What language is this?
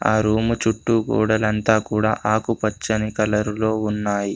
Telugu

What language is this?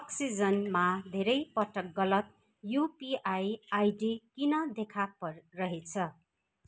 Nepali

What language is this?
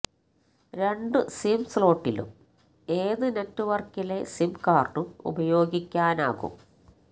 Malayalam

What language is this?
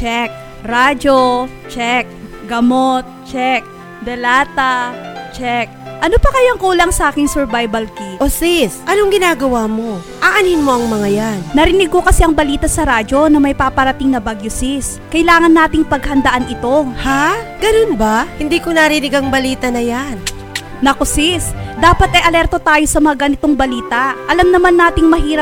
Filipino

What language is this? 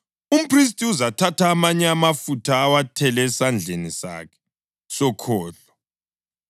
North Ndebele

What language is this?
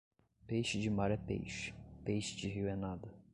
Portuguese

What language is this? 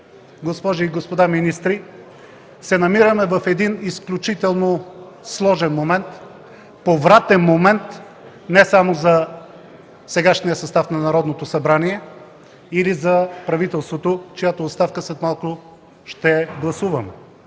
Bulgarian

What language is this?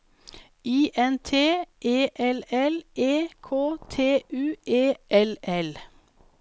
Norwegian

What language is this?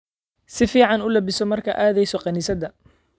Somali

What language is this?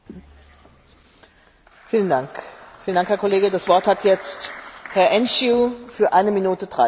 Romanian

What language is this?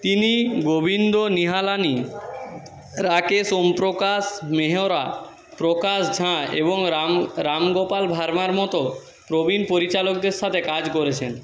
Bangla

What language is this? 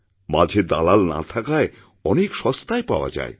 Bangla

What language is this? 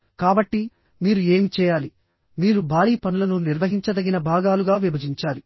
Telugu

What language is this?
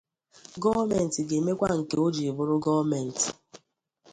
Igbo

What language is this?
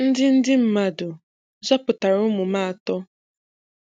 Igbo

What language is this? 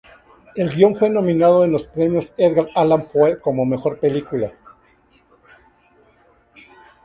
Spanish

